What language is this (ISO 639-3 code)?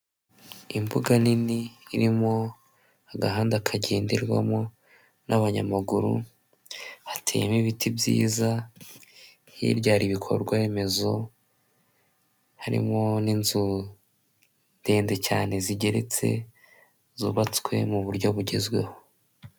kin